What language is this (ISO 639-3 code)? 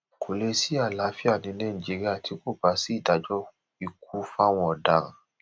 yor